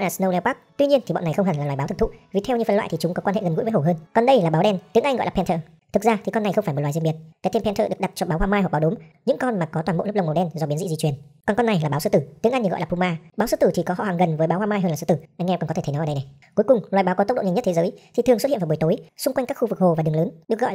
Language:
Vietnamese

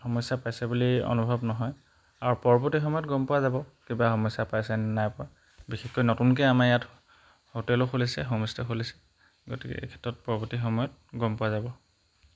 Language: Assamese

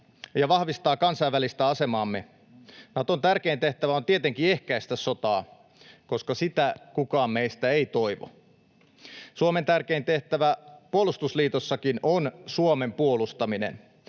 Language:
Finnish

